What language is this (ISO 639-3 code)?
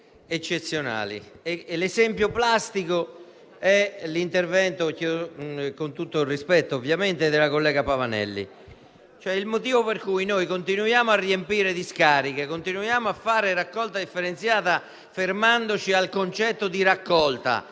ita